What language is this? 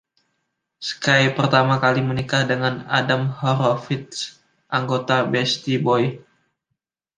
Indonesian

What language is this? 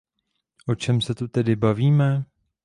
Czech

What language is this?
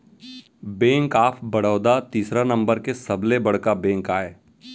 Chhattisgarhi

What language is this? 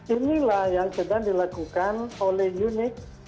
Indonesian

